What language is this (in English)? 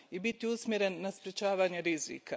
Croatian